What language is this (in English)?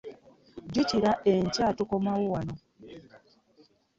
Ganda